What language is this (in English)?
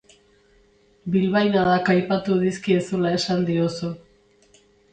Basque